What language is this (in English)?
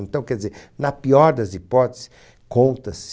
Portuguese